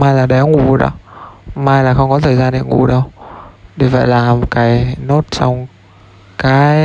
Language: Vietnamese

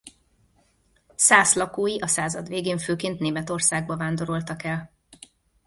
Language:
Hungarian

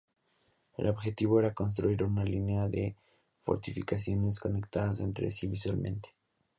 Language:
Spanish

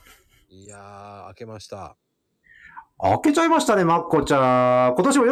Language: Japanese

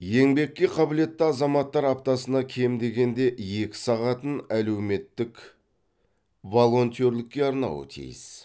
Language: Kazakh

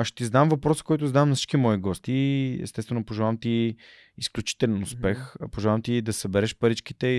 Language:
Bulgarian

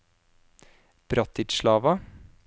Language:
Norwegian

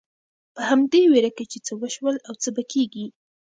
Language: Pashto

